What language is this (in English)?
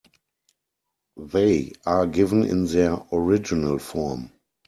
English